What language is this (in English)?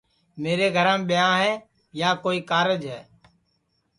Sansi